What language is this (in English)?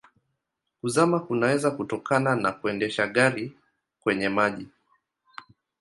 Swahili